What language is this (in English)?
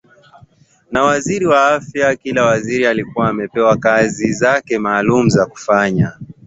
Swahili